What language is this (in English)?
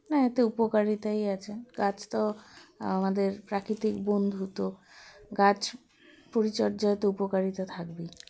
Bangla